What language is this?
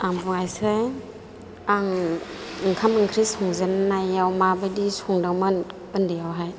Bodo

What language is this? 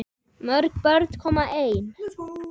Icelandic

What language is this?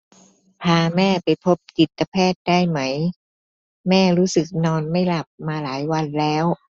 Thai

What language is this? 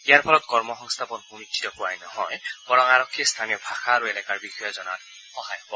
Assamese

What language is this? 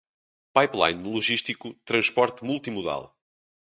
Portuguese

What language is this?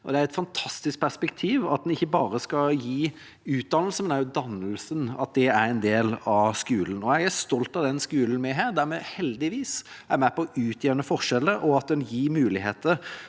Norwegian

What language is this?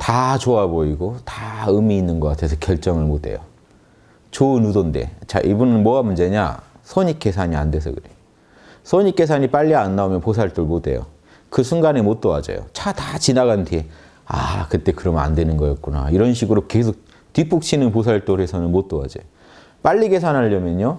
Korean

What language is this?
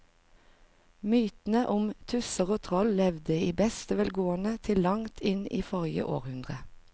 Norwegian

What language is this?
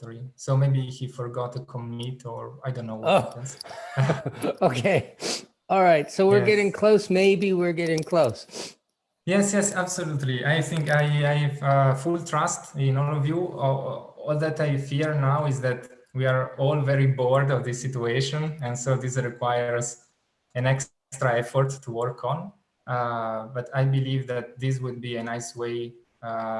English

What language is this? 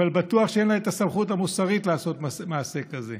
Hebrew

